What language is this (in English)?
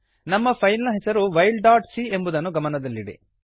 Kannada